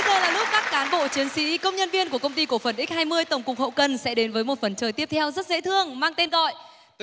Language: Vietnamese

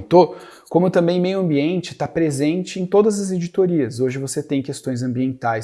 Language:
Portuguese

